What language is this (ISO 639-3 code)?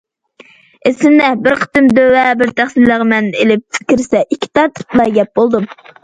uig